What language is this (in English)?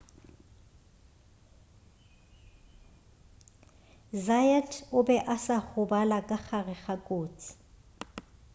Northern Sotho